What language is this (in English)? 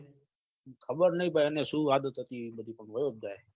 Gujarati